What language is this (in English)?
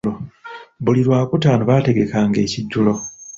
Ganda